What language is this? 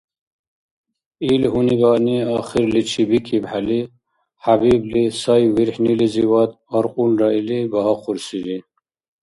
Dargwa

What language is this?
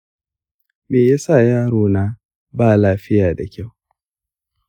Hausa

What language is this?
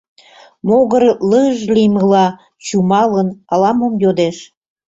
Mari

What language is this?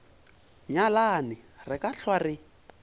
Northern Sotho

